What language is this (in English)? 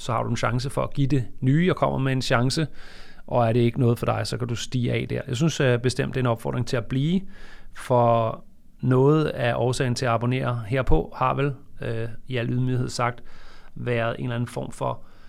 Danish